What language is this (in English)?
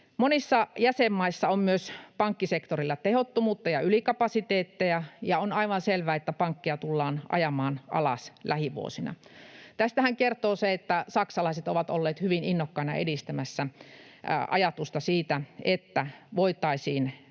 Finnish